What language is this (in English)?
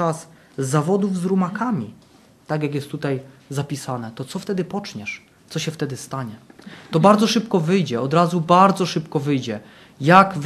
Polish